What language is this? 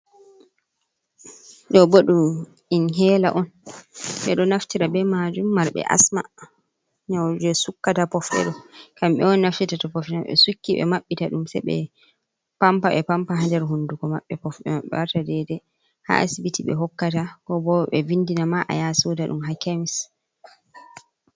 Fula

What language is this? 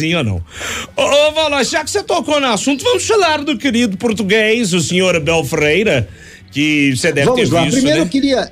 Portuguese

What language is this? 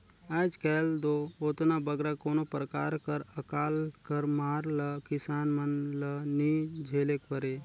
Chhattisgarhi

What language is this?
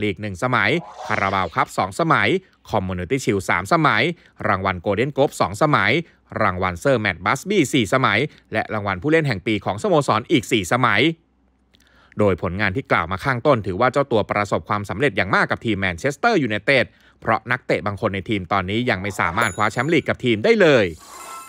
Thai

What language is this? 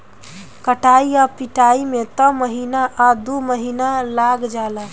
Bhojpuri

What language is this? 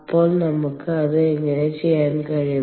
Malayalam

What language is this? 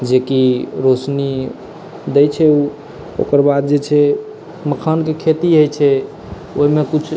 Maithili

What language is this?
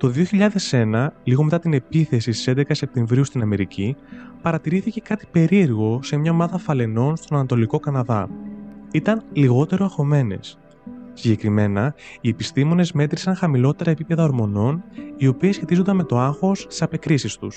Greek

